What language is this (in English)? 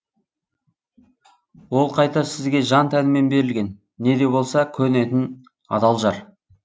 Kazakh